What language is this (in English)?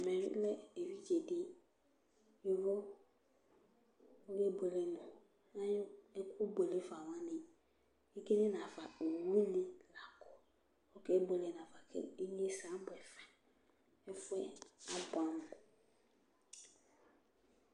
Ikposo